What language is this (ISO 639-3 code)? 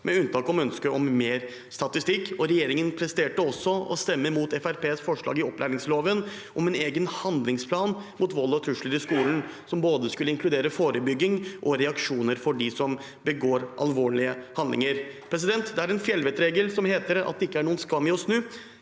nor